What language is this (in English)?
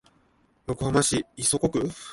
Japanese